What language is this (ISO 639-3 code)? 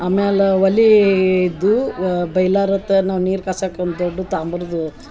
kan